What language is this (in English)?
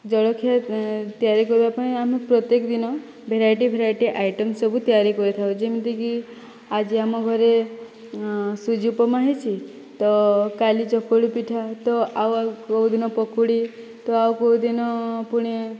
Odia